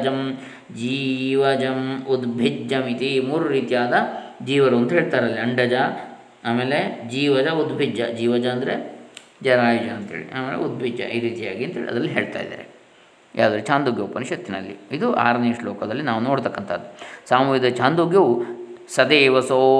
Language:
Kannada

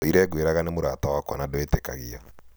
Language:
Kikuyu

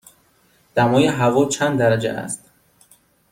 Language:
Persian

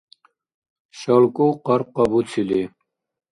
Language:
Dargwa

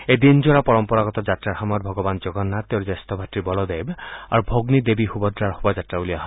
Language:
Assamese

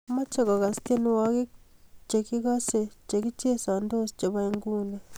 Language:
Kalenjin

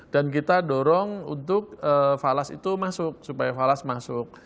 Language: Indonesian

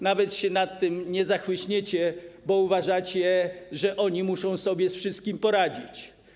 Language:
Polish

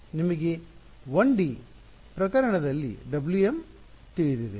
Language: Kannada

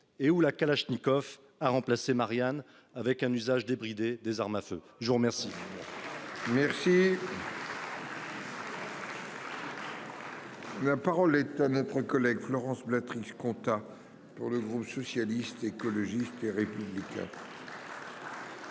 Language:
French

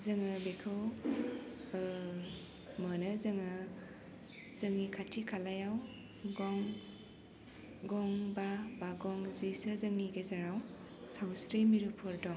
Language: Bodo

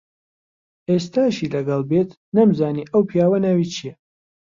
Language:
Central Kurdish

